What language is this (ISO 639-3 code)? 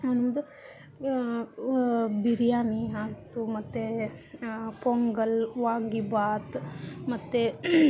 kan